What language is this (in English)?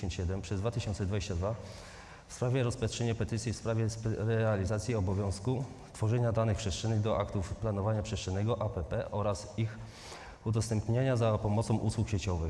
Polish